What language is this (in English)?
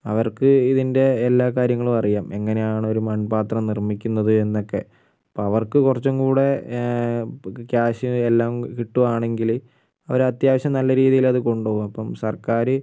Malayalam